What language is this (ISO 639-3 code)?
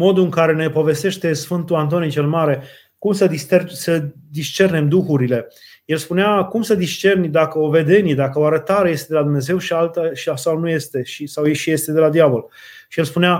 ron